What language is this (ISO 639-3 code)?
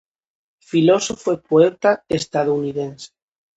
glg